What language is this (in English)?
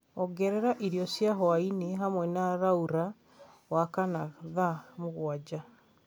Kikuyu